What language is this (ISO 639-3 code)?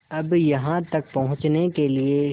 hin